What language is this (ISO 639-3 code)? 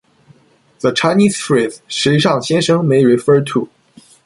eng